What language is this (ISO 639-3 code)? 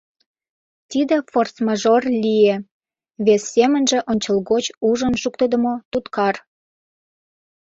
chm